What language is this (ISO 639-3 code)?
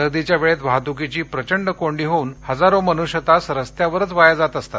mar